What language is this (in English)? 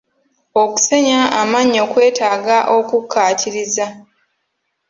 Ganda